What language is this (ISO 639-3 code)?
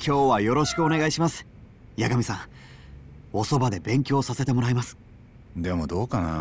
jpn